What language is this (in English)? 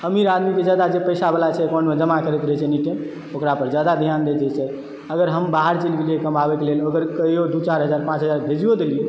Maithili